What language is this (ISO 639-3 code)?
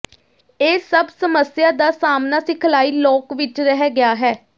pan